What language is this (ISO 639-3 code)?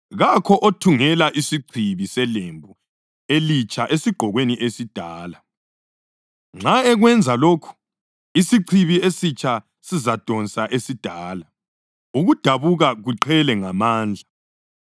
nde